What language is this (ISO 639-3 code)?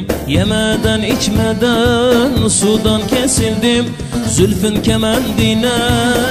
tur